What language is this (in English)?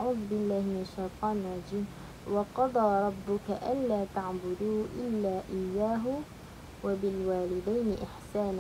Arabic